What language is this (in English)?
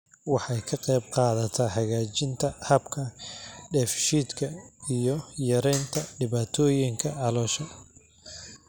Somali